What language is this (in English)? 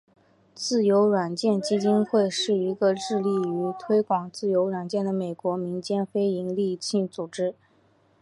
Chinese